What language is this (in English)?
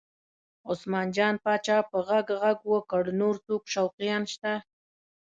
Pashto